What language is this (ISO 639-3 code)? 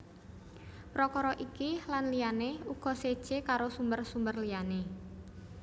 jav